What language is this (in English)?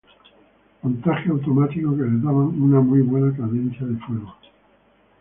Spanish